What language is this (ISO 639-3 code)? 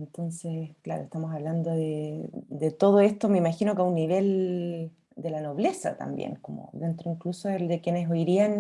spa